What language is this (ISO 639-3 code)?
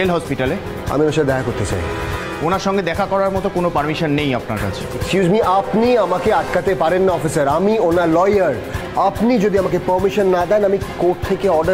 ron